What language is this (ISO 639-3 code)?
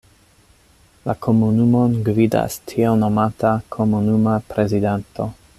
epo